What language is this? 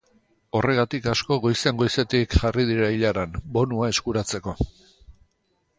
Basque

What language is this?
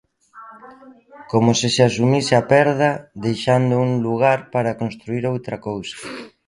Galician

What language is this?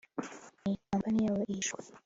Kinyarwanda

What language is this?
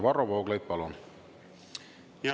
Estonian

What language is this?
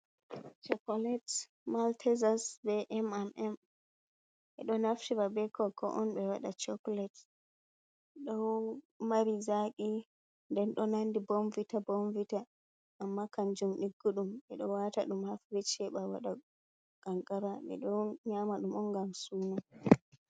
Fula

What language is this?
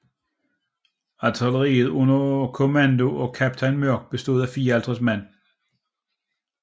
Danish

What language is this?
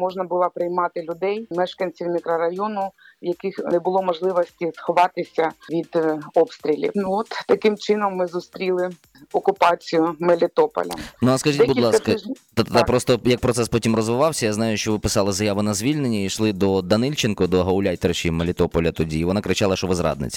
Ukrainian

